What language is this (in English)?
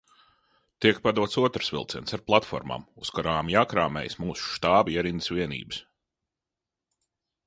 Latvian